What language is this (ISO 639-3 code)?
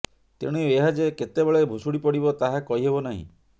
ori